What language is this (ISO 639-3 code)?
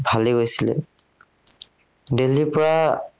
asm